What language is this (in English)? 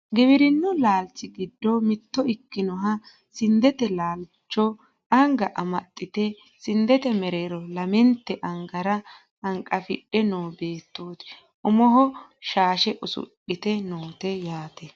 Sidamo